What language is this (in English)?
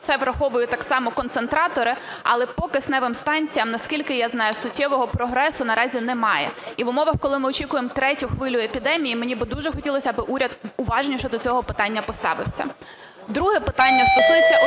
Ukrainian